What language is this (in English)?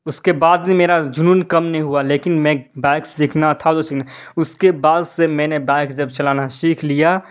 Urdu